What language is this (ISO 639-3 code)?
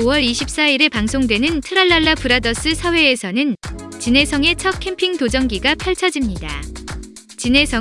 kor